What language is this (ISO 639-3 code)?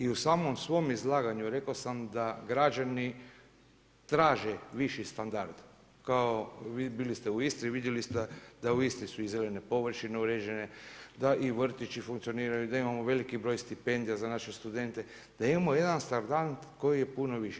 hrv